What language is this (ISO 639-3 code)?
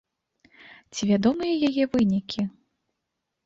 bel